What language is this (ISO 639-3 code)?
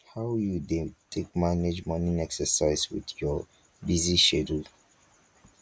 pcm